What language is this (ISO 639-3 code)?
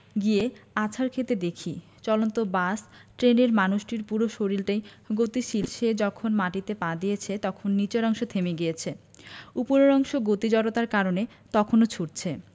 ben